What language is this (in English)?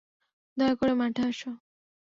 Bangla